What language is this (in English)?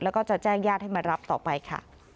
Thai